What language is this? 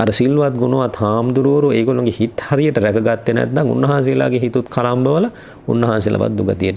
Romanian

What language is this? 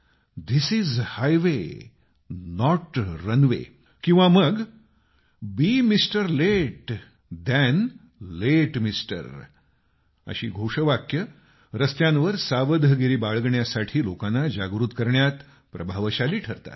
Marathi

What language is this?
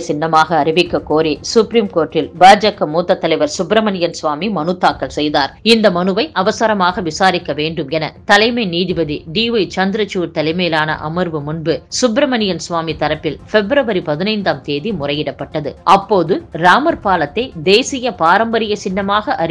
Indonesian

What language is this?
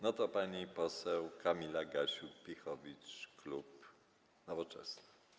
Polish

